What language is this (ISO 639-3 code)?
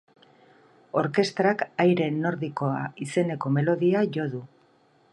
eus